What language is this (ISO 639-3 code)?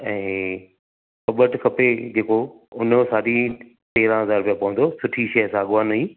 snd